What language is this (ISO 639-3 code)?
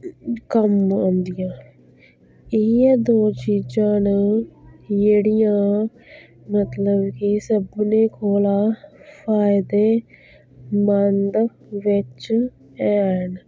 doi